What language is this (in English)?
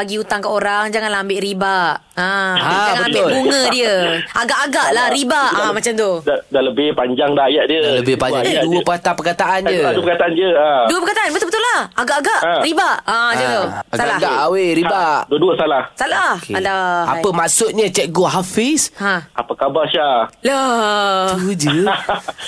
Malay